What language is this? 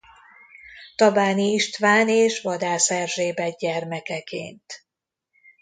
Hungarian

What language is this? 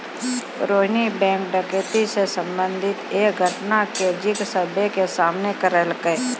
Maithili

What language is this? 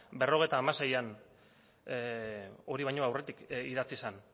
Basque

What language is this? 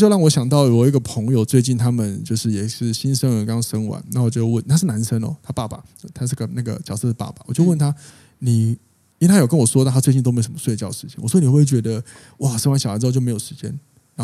Chinese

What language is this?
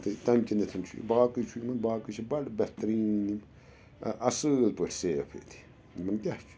Kashmiri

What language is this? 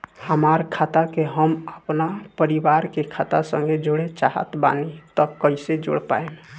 Bhojpuri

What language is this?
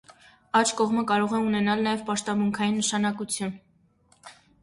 Armenian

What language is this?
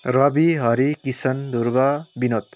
Nepali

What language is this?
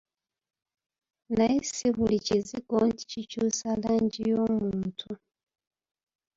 Ganda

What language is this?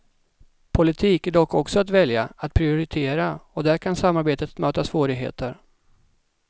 Swedish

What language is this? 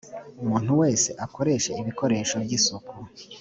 Kinyarwanda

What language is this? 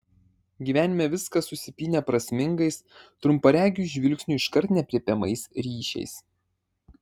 Lithuanian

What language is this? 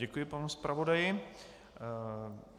Czech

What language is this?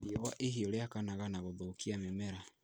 Kikuyu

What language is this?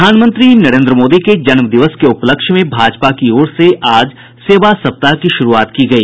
Hindi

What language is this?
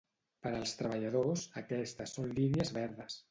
Catalan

